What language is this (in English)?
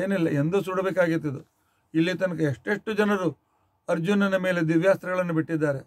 Kannada